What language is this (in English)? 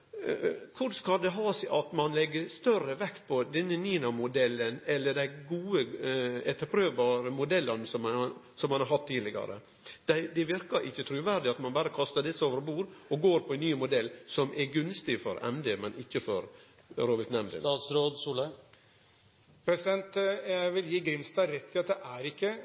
Norwegian